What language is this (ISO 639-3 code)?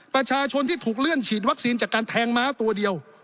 tha